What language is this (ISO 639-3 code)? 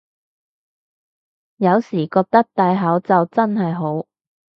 yue